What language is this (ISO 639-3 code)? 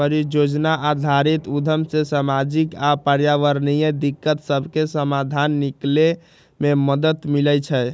mag